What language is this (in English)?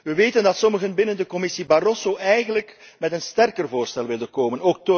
Dutch